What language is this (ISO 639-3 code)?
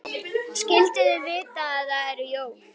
isl